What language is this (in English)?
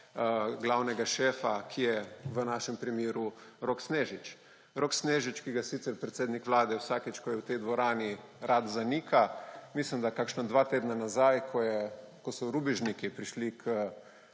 Slovenian